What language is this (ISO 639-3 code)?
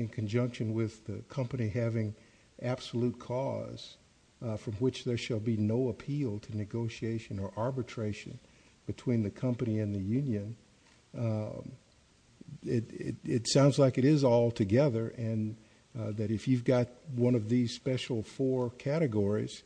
eng